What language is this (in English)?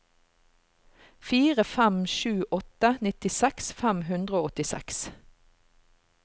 Norwegian